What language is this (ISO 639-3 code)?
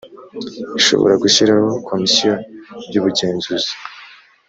kin